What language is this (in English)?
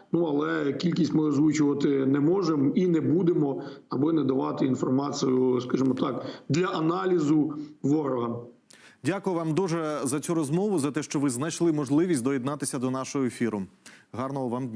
Ukrainian